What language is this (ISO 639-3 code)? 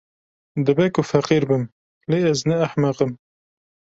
kur